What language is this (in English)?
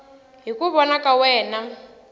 Tsonga